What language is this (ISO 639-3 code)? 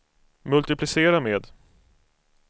swe